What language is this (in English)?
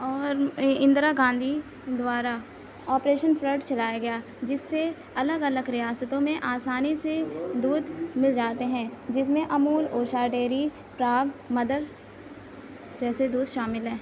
Urdu